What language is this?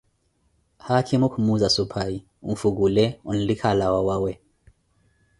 Koti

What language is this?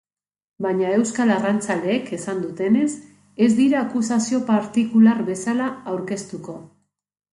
Basque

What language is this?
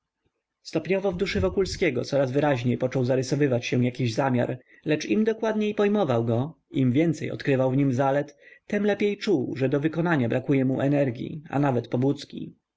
Polish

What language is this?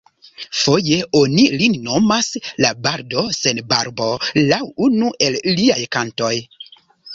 Esperanto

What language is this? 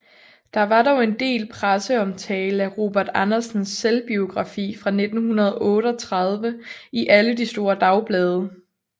Danish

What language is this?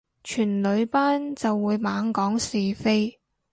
Cantonese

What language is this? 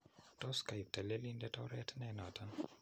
Kalenjin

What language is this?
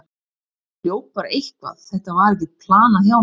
Icelandic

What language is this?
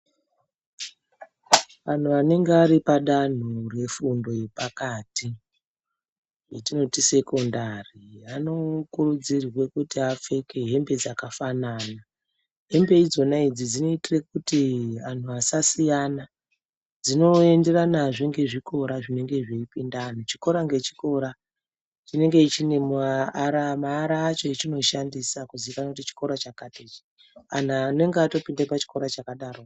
Ndau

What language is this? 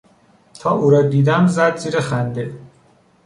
Persian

